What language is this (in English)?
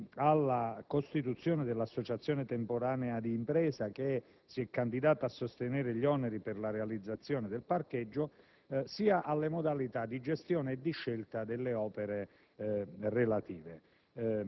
Italian